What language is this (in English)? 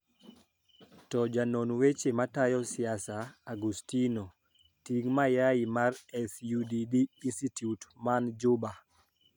Luo (Kenya and Tanzania)